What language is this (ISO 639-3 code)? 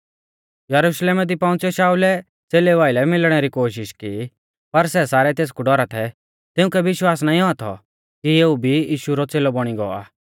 bfz